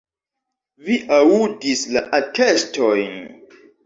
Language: Esperanto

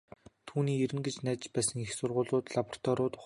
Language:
Mongolian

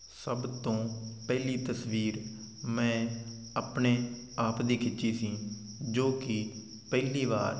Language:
Punjabi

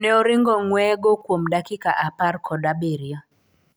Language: Luo (Kenya and Tanzania)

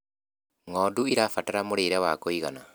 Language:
Kikuyu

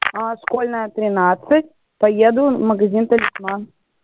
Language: Russian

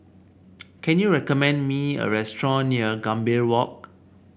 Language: English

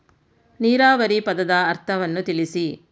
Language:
Kannada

